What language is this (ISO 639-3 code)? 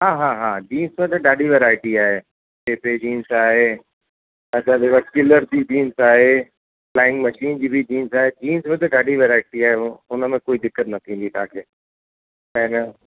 snd